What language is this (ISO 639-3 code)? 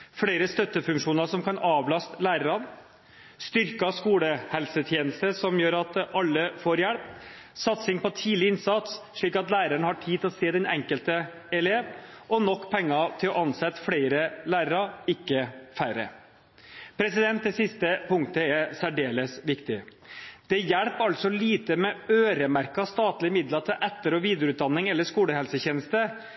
nob